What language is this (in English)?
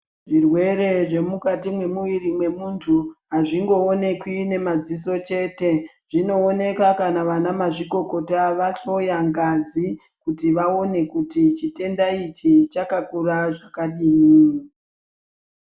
Ndau